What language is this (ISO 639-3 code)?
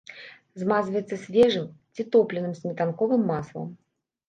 bel